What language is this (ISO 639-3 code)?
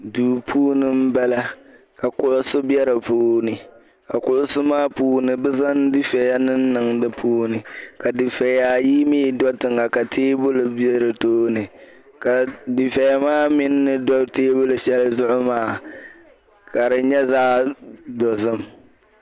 dag